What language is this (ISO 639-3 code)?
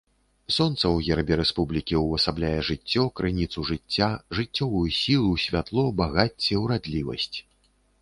bel